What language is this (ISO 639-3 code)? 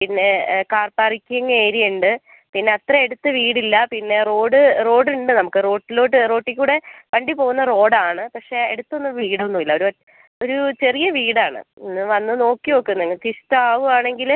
mal